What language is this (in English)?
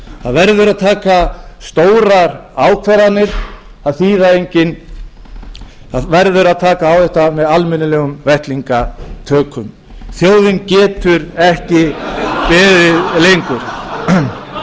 Icelandic